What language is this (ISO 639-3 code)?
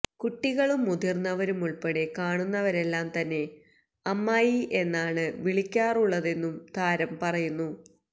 mal